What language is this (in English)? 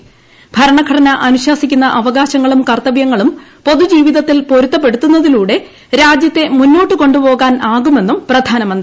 Malayalam